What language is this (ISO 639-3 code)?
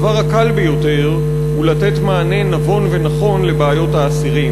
heb